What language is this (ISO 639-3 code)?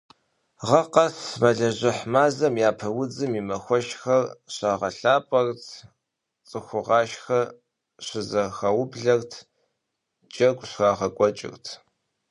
kbd